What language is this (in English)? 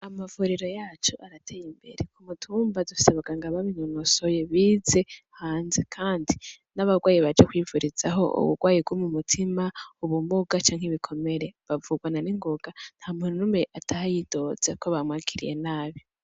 Rundi